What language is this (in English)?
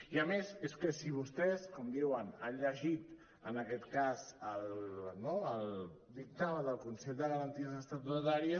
Catalan